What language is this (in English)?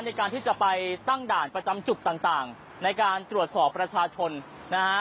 Thai